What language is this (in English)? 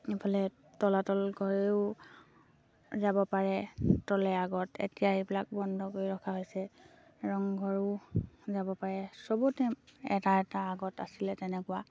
Assamese